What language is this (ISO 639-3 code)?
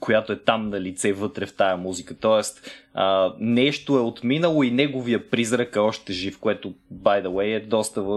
bul